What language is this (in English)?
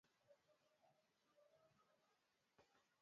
Swahili